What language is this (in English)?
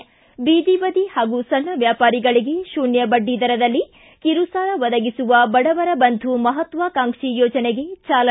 Kannada